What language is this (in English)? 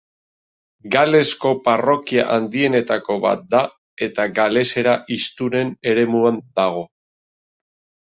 Basque